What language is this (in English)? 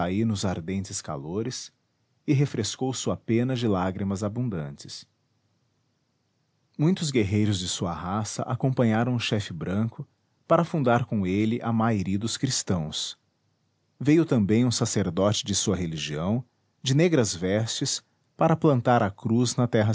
Portuguese